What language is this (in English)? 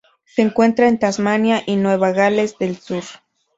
Spanish